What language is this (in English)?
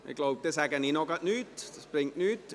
Swiss German